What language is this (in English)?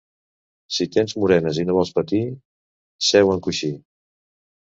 Catalan